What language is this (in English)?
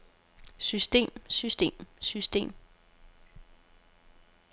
Danish